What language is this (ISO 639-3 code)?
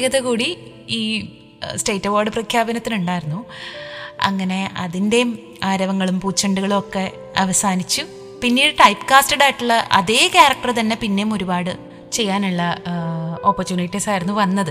mal